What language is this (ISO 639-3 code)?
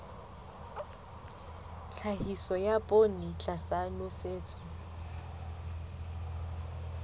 sot